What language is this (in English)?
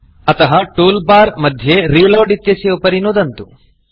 Sanskrit